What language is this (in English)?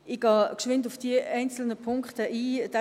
Swiss German